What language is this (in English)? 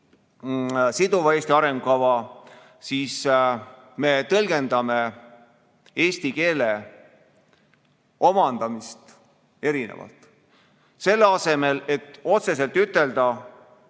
Estonian